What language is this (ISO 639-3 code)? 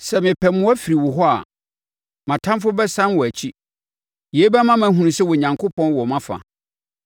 aka